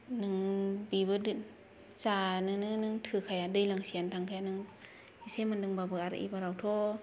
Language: Bodo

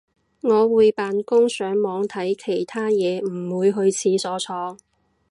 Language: Cantonese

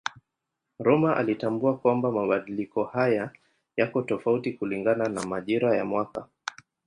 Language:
Swahili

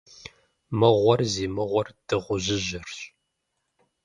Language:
Kabardian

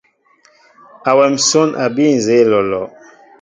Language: Mbo (Cameroon)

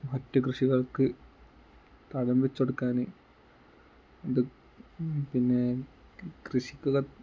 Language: Malayalam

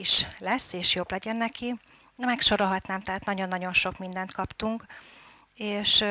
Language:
Hungarian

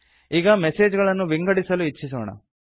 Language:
Kannada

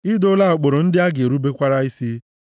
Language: Igbo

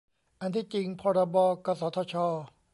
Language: Thai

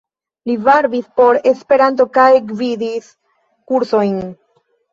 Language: Esperanto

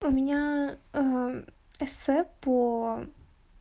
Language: Russian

